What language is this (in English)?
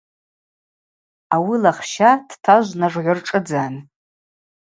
Abaza